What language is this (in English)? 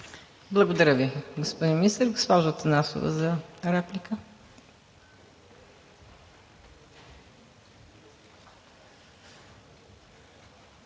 Bulgarian